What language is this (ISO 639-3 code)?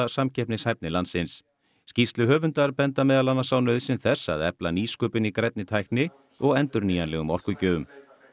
isl